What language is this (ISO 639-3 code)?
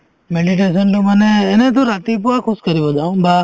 asm